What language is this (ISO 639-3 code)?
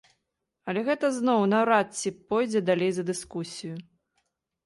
bel